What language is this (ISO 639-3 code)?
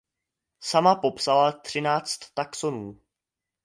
ces